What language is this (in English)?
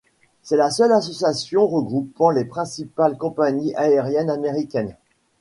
French